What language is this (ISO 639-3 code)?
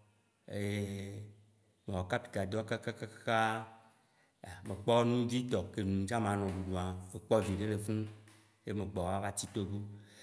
wci